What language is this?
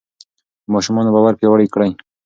Pashto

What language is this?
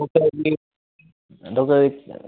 Manipuri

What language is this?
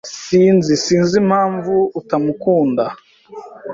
Kinyarwanda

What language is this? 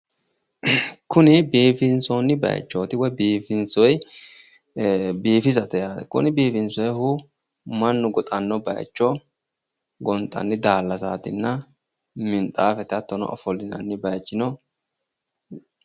Sidamo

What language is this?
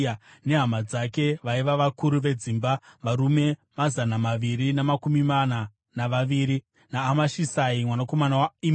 Shona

